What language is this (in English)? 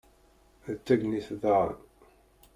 Kabyle